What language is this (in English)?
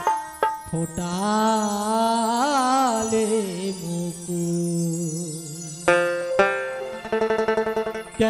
Hindi